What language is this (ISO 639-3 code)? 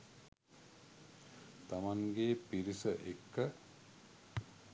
sin